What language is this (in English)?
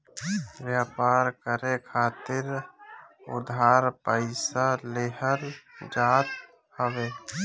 Bhojpuri